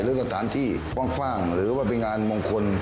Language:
Thai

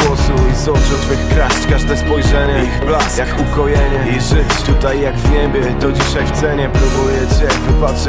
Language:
Polish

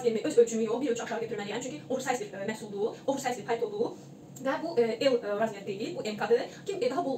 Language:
Turkish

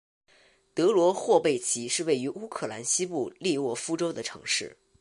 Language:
Chinese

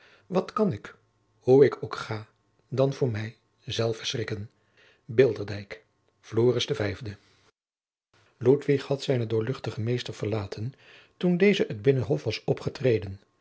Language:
Dutch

